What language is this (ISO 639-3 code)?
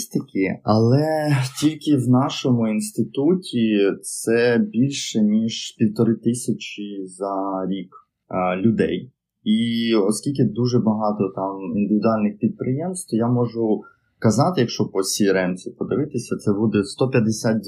ukr